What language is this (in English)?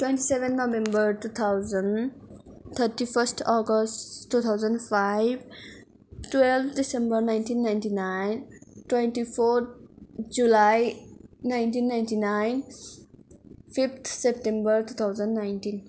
Nepali